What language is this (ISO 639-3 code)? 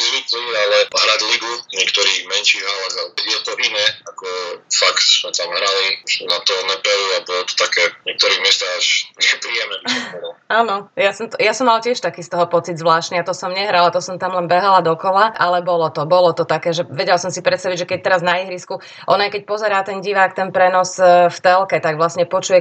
slk